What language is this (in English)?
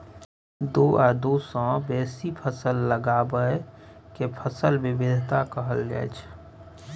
Maithili